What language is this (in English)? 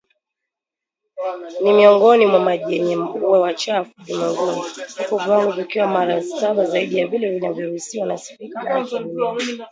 Swahili